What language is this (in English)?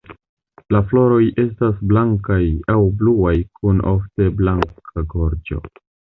Esperanto